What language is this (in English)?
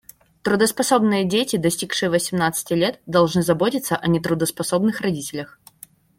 Russian